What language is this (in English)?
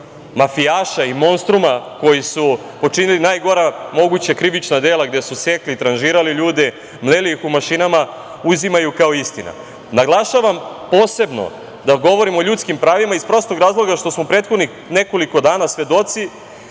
Serbian